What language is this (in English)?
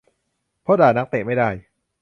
Thai